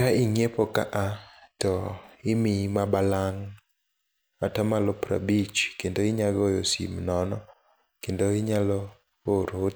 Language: Luo (Kenya and Tanzania)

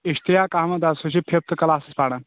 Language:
Kashmiri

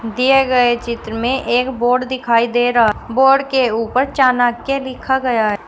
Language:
Hindi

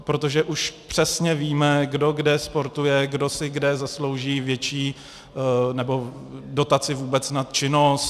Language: Czech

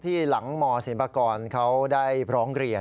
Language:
Thai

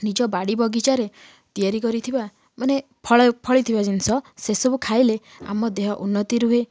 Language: Odia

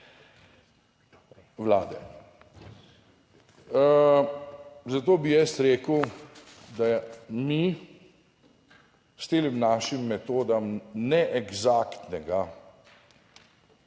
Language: Slovenian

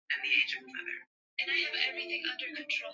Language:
Swahili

